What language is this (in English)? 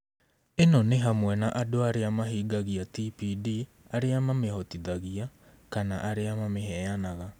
Kikuyu